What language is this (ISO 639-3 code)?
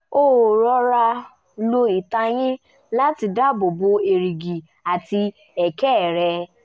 yor